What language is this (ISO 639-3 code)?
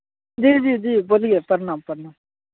hin